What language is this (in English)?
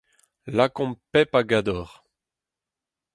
Breton